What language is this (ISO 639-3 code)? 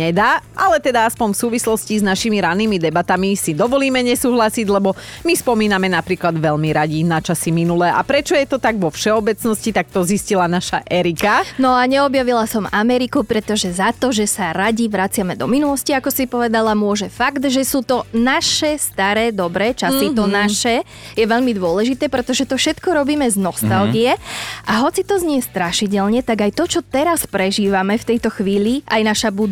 slk